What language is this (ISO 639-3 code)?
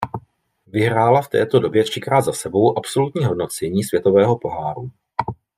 ces